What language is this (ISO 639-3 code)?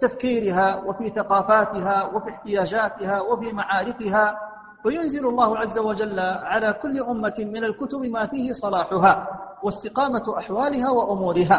ara